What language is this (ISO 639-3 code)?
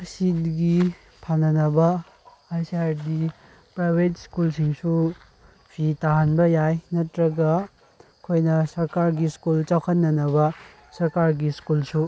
mni